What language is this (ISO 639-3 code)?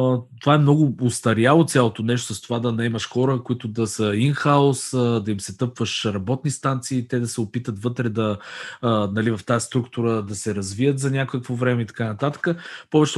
bul